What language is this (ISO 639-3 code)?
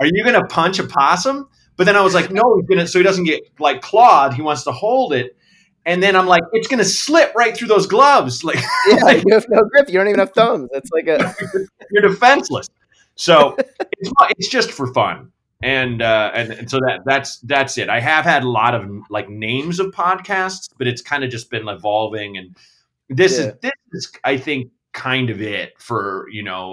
eng